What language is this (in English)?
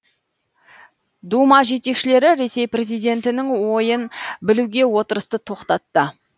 Kazakh